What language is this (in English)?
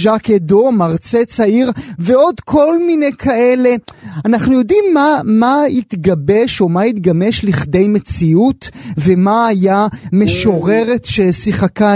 Hebrew